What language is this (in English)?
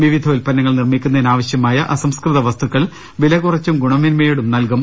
Malayalam